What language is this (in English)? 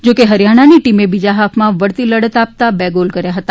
Gujarati